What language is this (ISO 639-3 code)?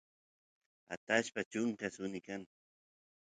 qus